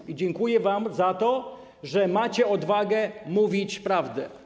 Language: Polish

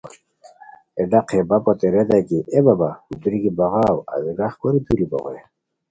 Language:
Khowar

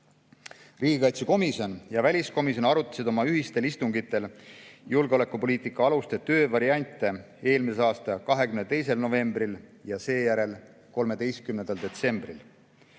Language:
Estonian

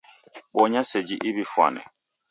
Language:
Taita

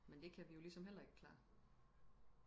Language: Danish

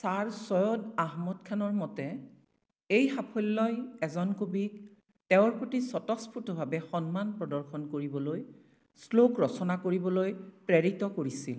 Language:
Assamese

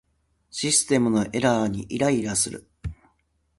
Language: Japanese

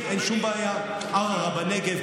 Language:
Hebrew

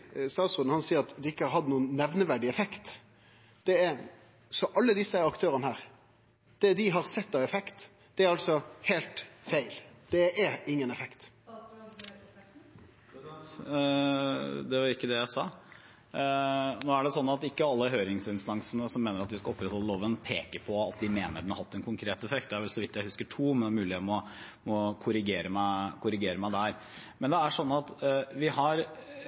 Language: Norwegian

